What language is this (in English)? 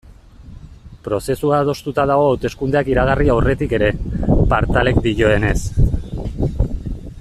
Basque